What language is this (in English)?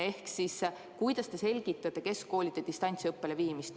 Estonian